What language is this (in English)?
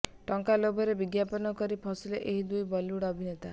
Odia